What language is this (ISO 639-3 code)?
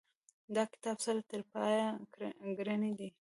pus